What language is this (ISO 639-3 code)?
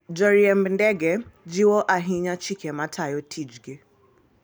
luo